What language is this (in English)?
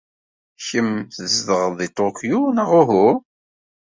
Kabyle